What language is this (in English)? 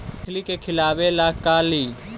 Magahi